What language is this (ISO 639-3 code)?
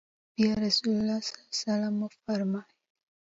pus